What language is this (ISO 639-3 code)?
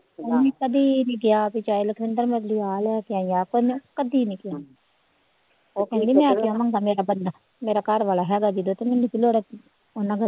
pan